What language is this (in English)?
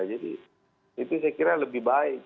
Indonesian